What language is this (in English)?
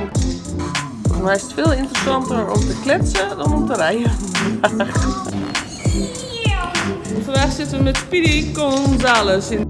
Dutch